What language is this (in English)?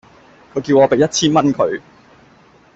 Cantonese